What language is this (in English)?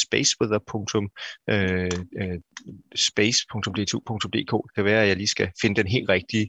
Danish